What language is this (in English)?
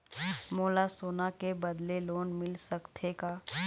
Chhattisgarhi